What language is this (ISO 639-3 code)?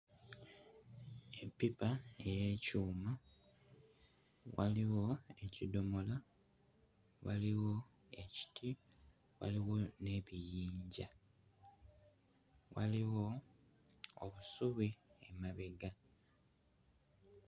lug